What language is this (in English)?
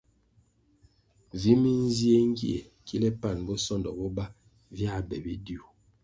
Kwasio